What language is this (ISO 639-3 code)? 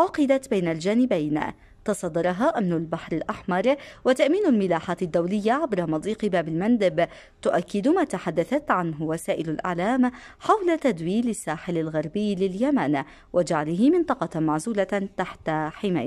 ara